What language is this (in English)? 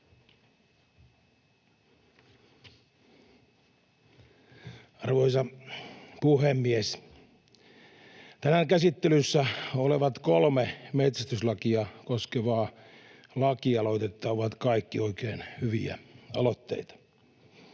Finnish